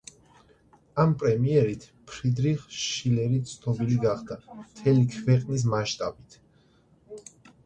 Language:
Georgian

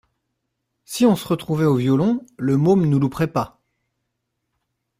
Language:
French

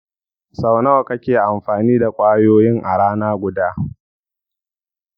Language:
Hausa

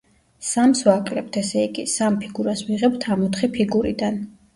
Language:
Georgian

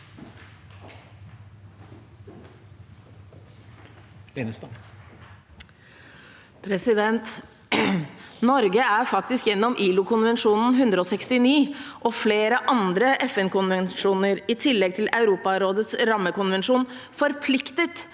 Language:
Norwegian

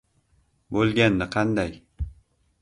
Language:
Uzbek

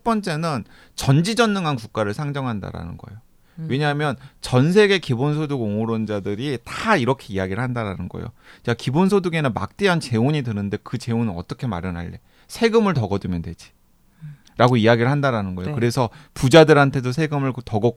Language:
Korean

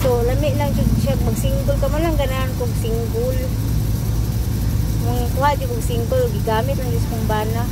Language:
Filipino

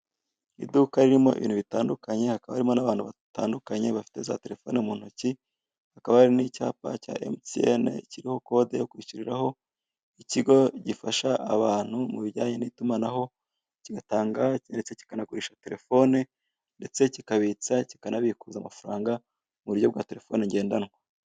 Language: Kinyarwanda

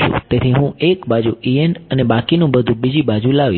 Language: Gujarati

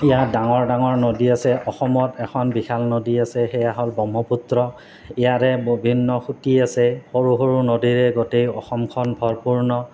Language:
Assamese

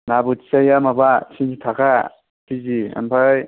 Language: Bodo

